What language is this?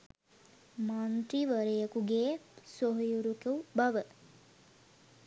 Sinhala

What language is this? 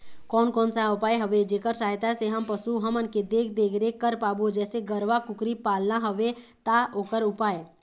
Chhattisgarhi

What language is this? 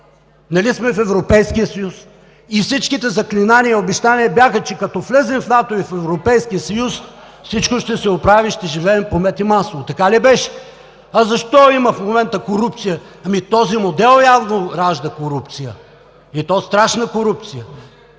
Bulgarian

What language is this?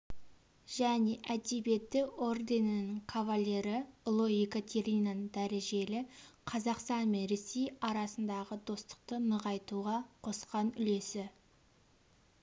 Kazakh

